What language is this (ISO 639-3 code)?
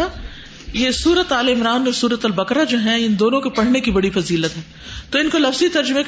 urd